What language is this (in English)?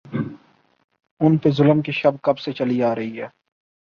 Urdu